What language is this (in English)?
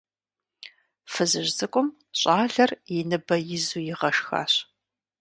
Kabardian